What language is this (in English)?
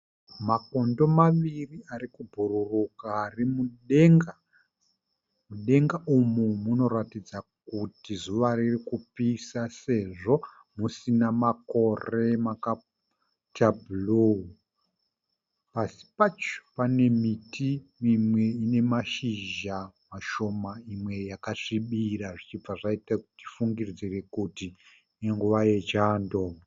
Shona